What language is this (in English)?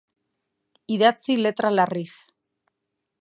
Basque